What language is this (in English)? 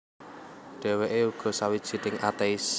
Javanese